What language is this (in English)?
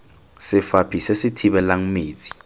Tswana